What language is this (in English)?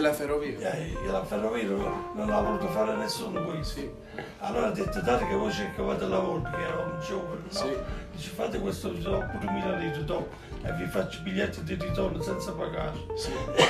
Italian